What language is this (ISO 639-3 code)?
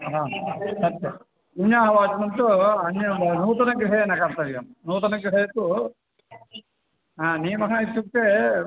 san